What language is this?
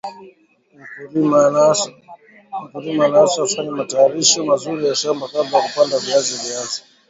Swahili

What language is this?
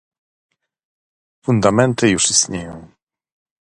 Polish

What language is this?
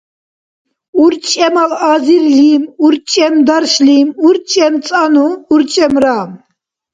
Dargwa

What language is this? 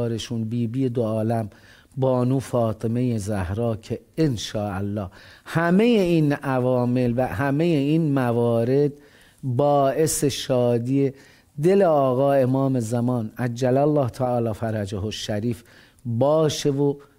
Persian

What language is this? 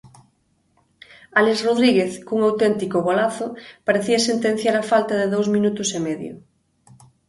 Galician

